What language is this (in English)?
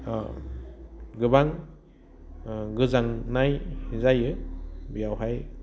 Bodo